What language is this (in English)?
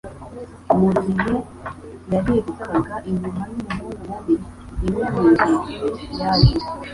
Kinyarwanda